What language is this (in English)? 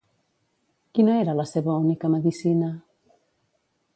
Catalan